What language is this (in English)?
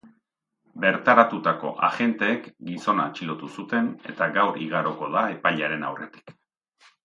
Basque